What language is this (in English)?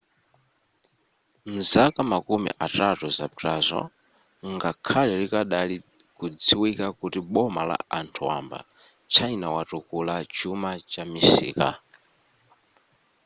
Nyanja